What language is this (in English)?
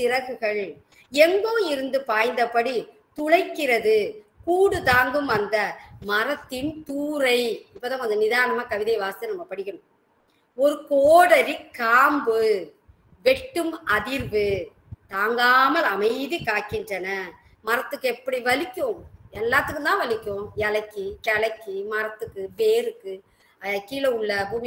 Thai